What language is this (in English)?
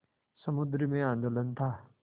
Hindi